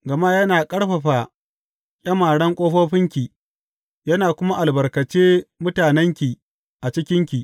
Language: Hausa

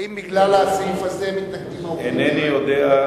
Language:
Hebrew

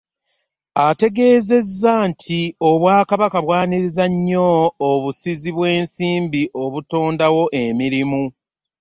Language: Ganda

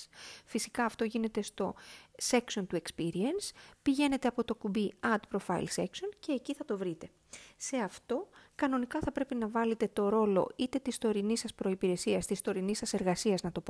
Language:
Greek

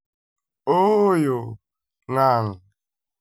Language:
Luo (Kenya and Tanzania)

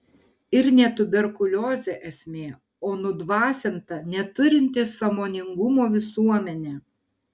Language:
Lithuanian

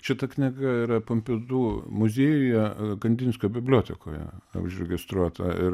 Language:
Lithuanian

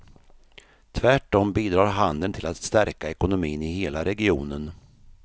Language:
Swedish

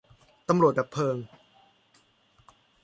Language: Thai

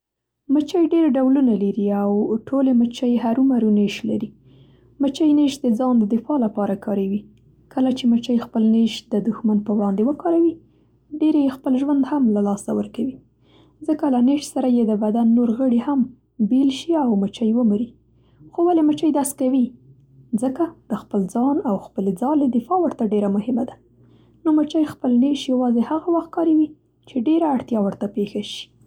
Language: Central Pashto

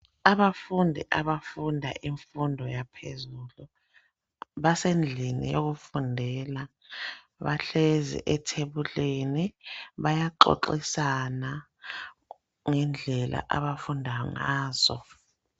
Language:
North Ndebele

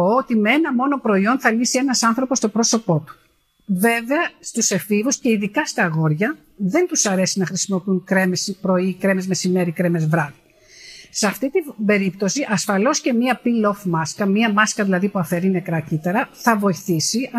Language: Greek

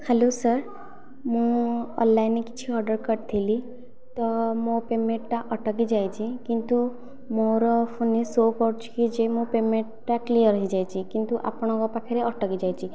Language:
Odia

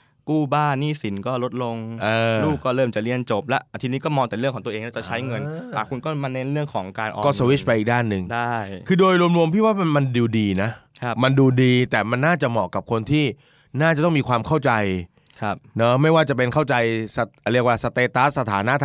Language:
Thai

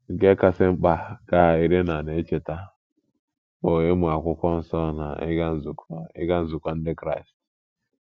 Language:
Igbo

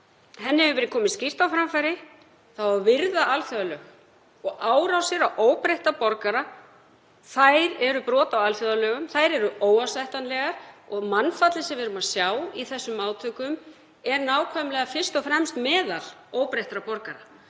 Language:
Icelandic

